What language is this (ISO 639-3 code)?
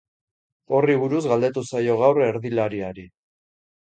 eus